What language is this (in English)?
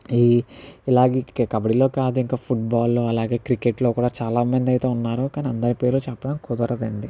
Telugu